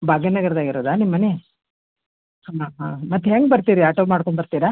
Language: Kannada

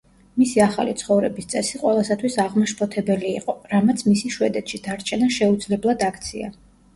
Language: Georgian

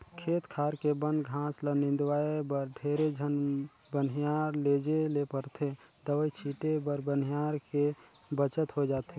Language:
Chhattisgarhi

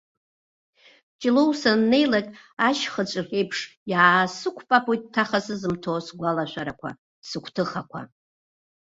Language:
Abkhazian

